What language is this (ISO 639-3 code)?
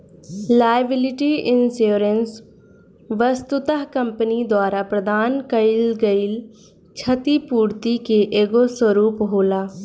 bho